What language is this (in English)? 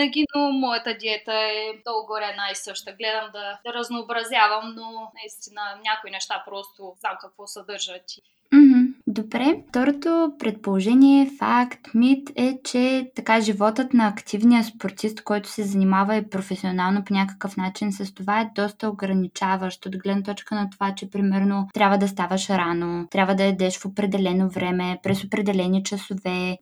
Bulgarian